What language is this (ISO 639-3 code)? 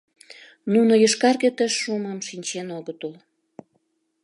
chm